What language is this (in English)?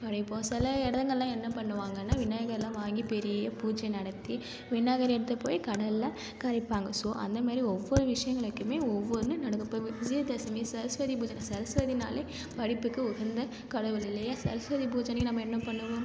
Tamil